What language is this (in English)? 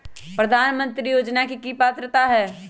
Magahi